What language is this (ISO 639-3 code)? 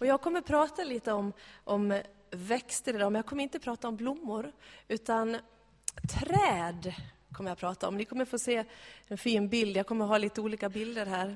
swe